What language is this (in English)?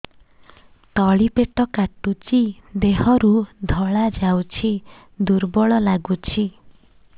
Odia